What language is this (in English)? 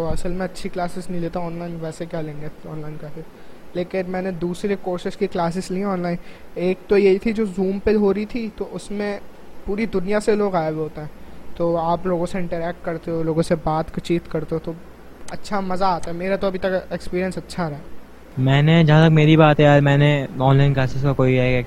Urdu